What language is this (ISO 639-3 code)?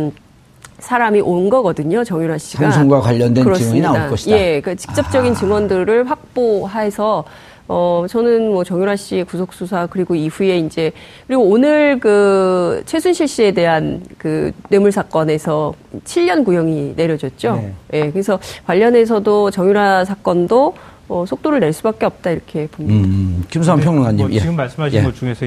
kor